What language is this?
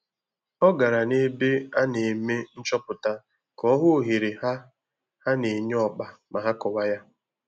Igbo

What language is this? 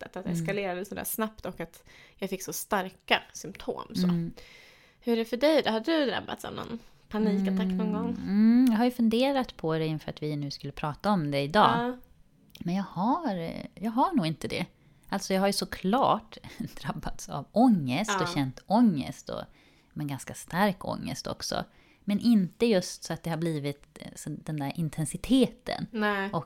Swedish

